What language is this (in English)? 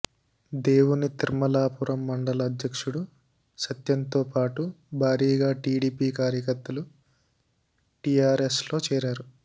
Telugu